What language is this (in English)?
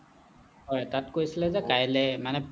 Assamese